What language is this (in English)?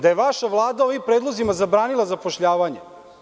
Serbian